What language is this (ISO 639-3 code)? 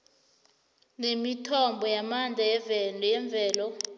nbl